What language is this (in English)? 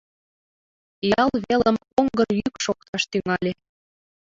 Mari